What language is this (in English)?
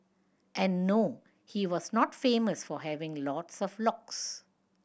English